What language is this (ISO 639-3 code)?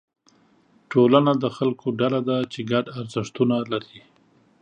pus